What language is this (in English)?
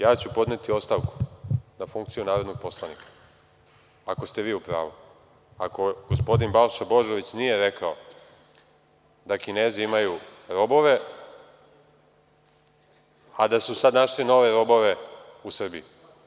Serbian